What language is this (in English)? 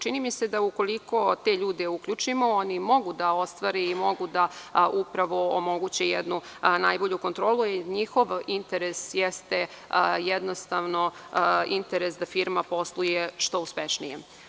Serbian